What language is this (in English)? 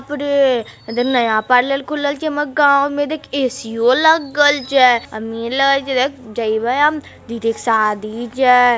Magahi